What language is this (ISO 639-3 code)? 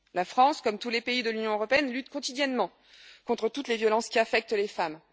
fra